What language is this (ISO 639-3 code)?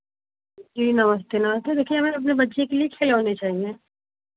hin